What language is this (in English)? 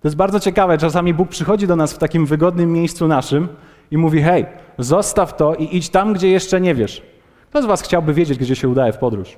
Polish